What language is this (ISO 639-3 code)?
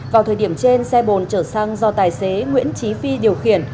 vie